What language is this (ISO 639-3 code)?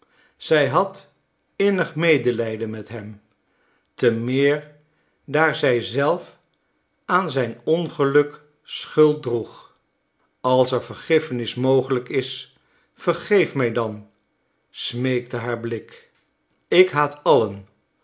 nld